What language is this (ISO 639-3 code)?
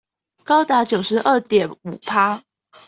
zho